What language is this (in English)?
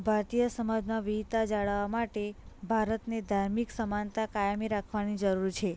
Gujarati